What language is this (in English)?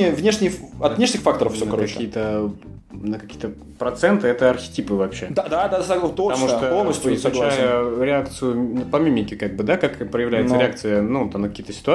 Russian